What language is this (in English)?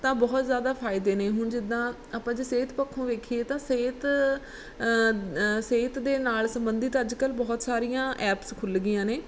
Punjabi